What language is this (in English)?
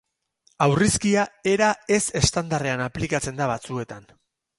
Basque